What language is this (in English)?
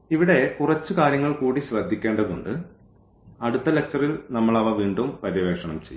Malayalam